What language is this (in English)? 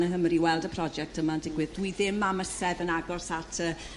Welsh